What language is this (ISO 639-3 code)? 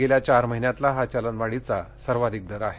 mar